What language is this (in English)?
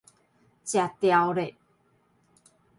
Min Nan Chinese